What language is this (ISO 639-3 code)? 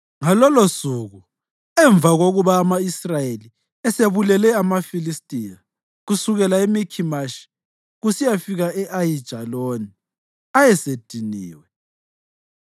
nde